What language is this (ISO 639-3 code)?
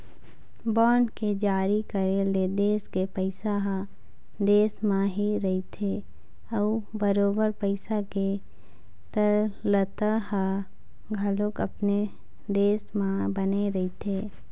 hne